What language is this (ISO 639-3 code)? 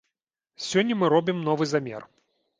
bel